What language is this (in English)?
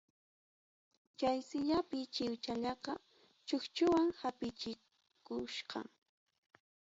Ayacucho Quechua